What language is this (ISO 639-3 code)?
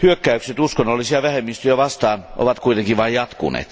fin